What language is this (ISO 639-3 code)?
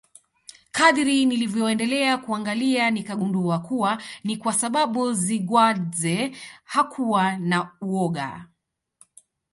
swa